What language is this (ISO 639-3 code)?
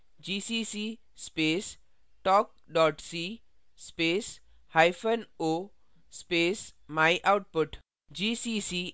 hin